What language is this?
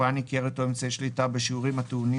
Hebrew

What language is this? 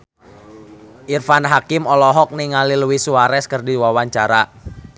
Sundanese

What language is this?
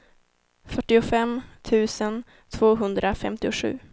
Swedish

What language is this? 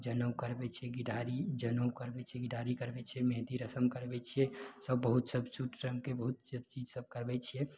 Maithili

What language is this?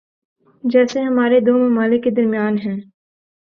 Urdu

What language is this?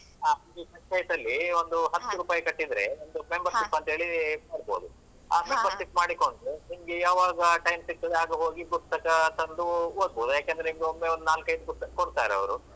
Kannada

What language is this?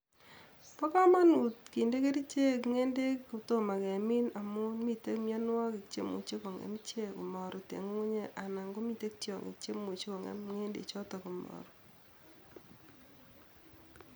Kalenjin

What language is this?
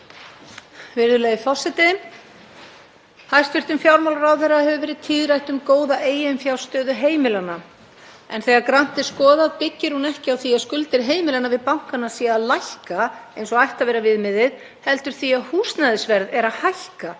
Icelandic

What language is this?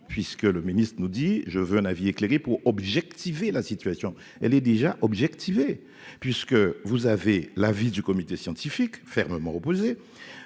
French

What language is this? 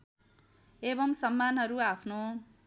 Nepali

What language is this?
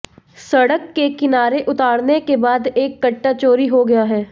Hindi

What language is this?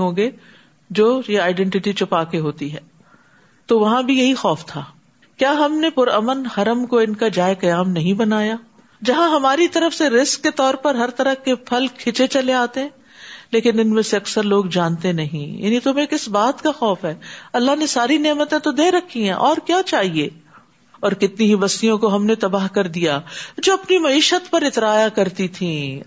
Urdu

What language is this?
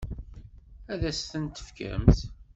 Kabyle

